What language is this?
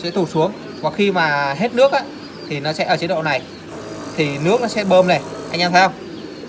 Vietnamese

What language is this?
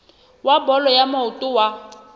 Southern Sotho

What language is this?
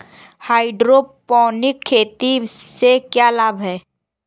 Hindi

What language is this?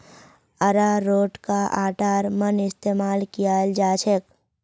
Magahi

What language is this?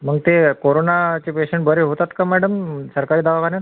Marathi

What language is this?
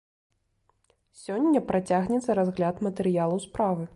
Belarusian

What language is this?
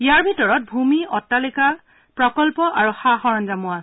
Assamese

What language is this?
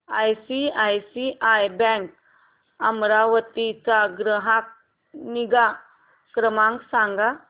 Marathi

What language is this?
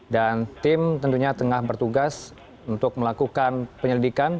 Indonesian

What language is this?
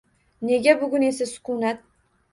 Uzbek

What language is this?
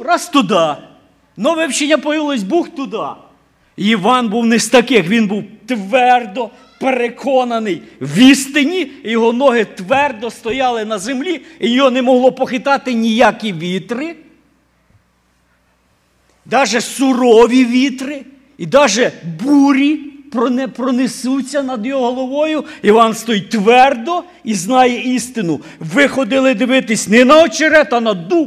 Ukrainian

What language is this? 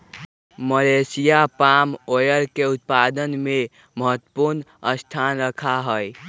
Magahi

